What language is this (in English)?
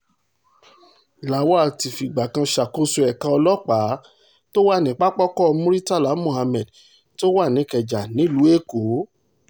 Yoruba